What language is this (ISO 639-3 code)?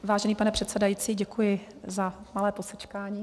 ces